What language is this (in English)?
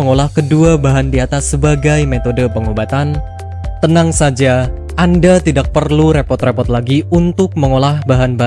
Indonesian